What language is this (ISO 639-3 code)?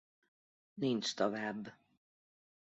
hun